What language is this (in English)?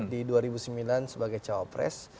Indonesian